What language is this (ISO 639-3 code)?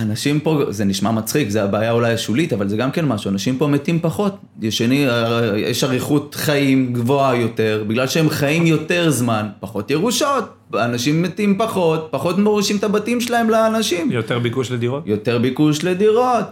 heb